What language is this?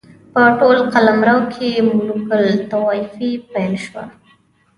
Pashto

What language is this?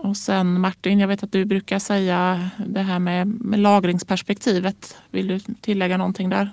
Swedish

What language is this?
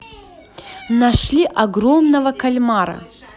Russian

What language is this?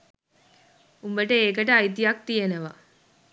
Sinhala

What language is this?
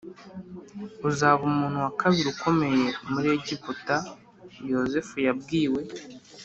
Kinyarwanda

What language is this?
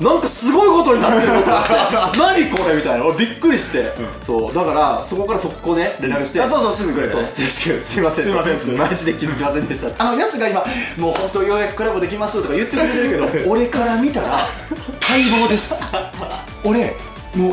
Japanese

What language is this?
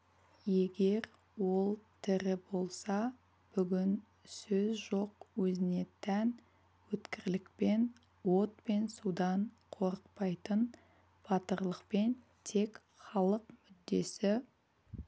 Kazakh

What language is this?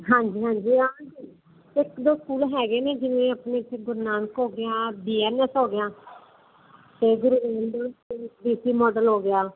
Punjabi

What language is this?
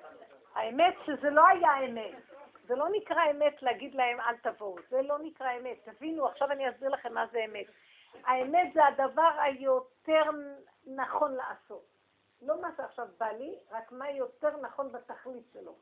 Hebrew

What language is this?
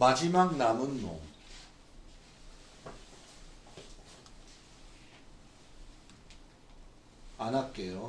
Korean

